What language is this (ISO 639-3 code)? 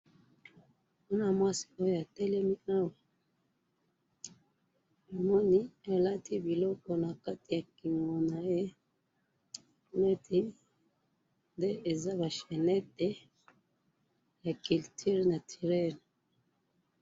lin